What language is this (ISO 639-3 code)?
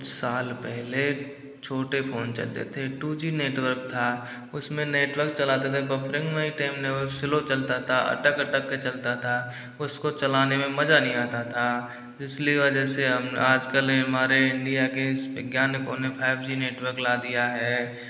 hin